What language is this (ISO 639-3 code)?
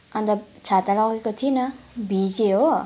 nep